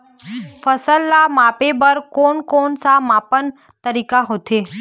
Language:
Chhattisgarhi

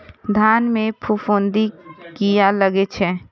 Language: Maithili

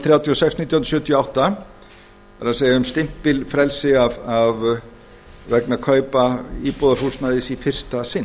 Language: Icelandic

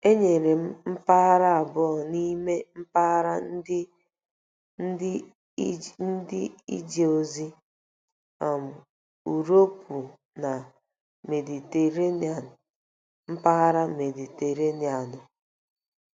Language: Igbo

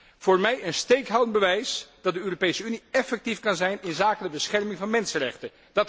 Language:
Dutch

